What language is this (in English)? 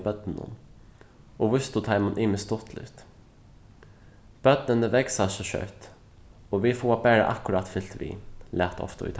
Faroese